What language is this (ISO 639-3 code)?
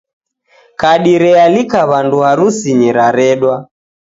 dav